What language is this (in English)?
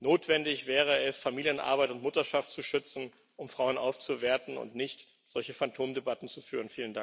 German